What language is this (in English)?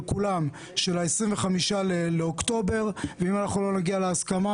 Hebrew